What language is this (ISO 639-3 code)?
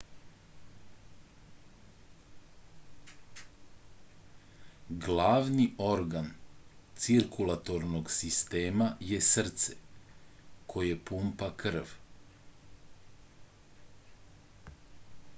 srp